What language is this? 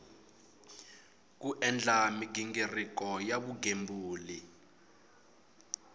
Tsonga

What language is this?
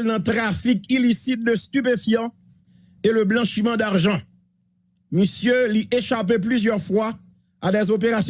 French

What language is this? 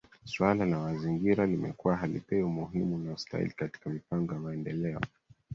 Swahili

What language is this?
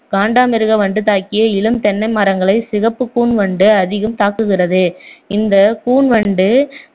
Tamil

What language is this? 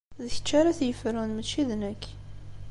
Kabyle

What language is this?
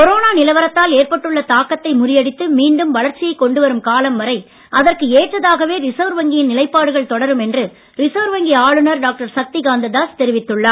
Tamil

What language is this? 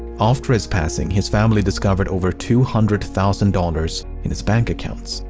English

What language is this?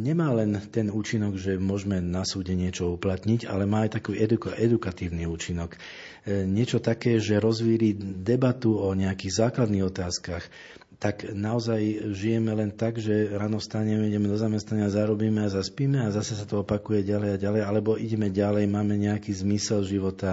Slovak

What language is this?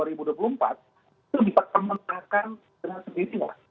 Indonesian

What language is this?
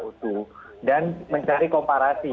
Indonesian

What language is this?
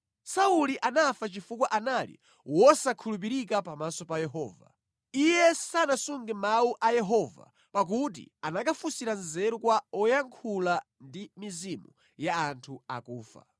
Nyanja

